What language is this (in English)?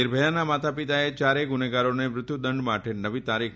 Gujarati